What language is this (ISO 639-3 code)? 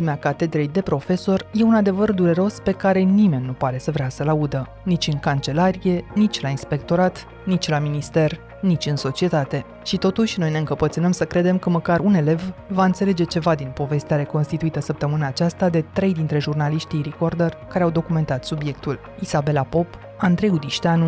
ron